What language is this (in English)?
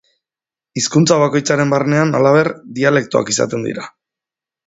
Basque